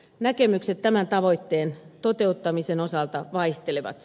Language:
Finnish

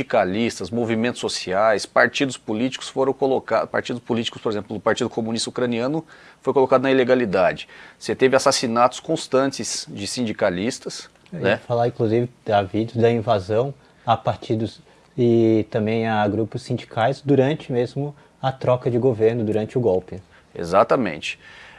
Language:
Portuguese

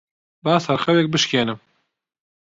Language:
Central Kurdish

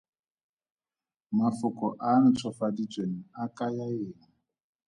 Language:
Tswana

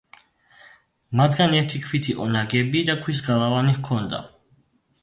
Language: Georgian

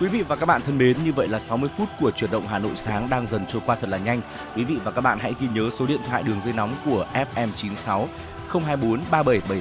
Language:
Vietnamese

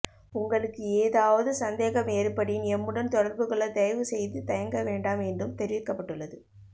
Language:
Tamil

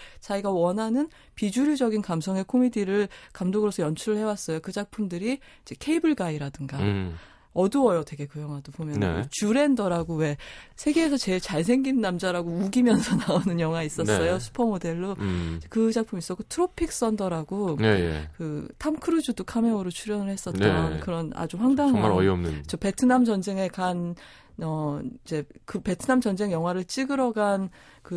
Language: Korean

